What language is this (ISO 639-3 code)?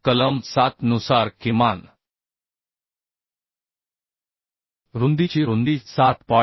mar